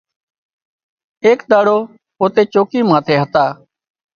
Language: Wadiyara Koli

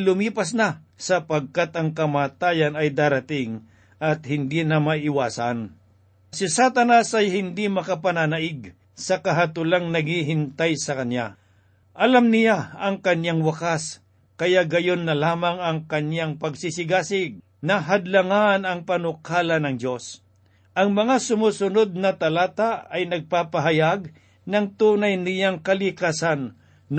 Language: Filipino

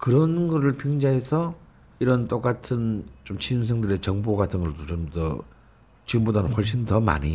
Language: Korean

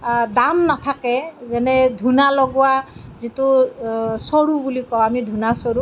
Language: Assamese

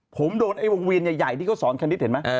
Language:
Thai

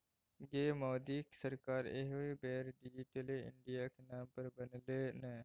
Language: Maithili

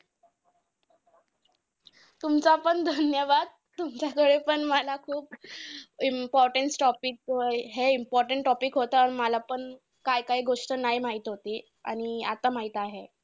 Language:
Marathi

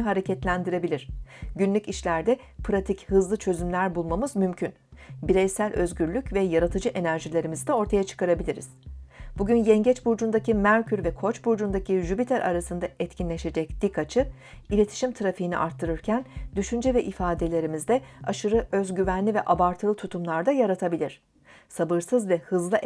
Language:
Turkish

